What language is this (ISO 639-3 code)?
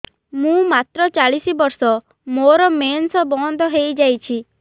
ori